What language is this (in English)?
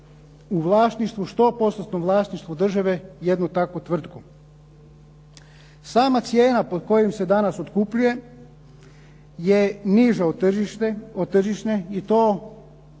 Croatian